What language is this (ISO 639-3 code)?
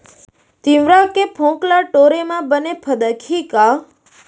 hne